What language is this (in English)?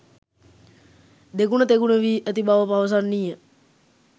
Sinhala